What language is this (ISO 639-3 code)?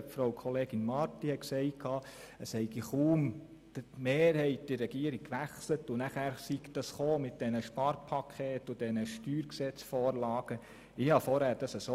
gsw